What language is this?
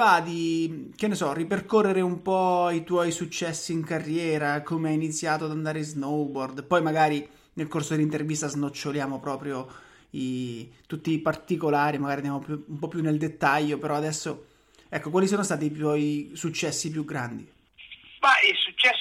Italian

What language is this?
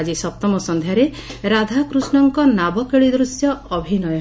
Odia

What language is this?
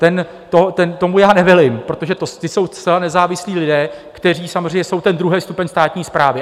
Czech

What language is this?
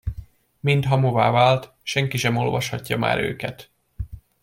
Hungarian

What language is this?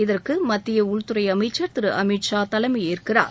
Tamil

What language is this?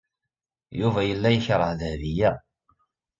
Kabyle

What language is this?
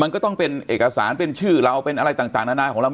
Thai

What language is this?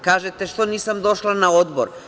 Serbian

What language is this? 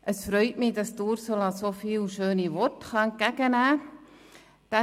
Swiss German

